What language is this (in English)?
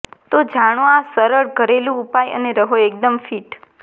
Gujarati